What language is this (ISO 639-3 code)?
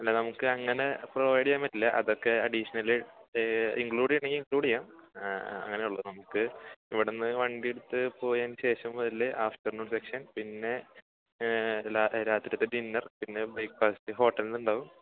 mal